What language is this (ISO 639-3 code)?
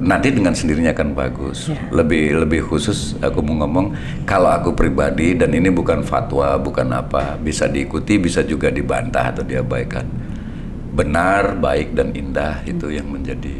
ind